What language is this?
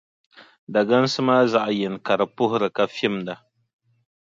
Dagbani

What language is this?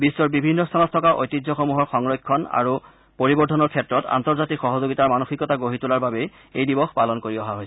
Assamese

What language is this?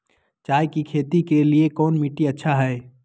Magahi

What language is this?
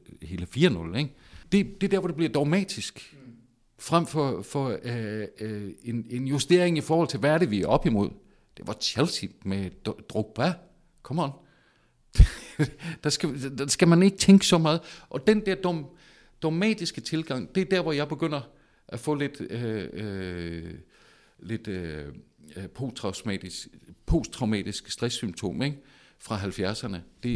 Danish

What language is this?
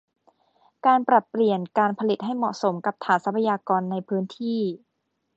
Thai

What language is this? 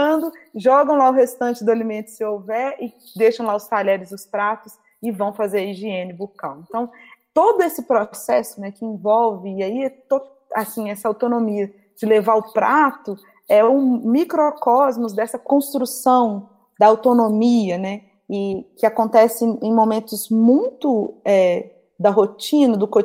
Portuguese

